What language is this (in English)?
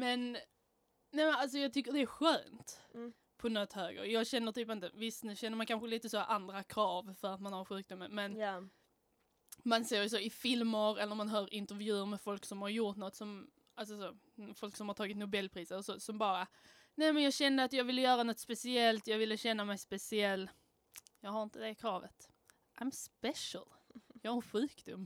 Swedish